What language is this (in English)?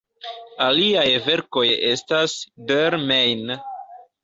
Esperanto